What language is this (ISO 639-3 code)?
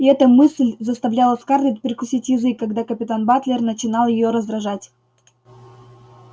rus